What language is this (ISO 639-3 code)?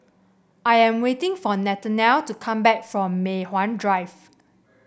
eng